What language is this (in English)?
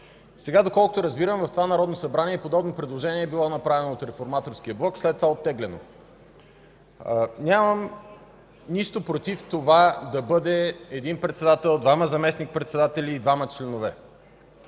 Bulgarian